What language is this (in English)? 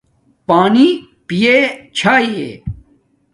Domaaki